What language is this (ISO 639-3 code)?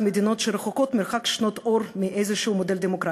heb